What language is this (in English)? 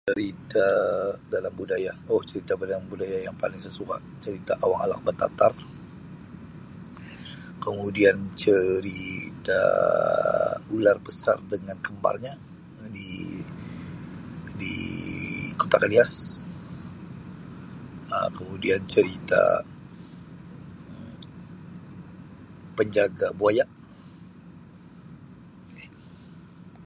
Sabah Malay